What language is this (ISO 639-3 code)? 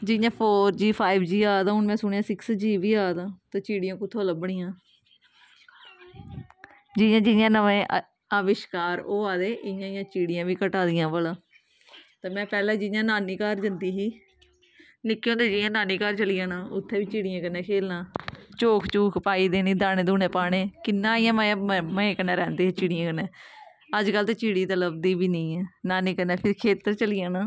doi